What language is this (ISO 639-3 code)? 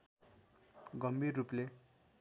nep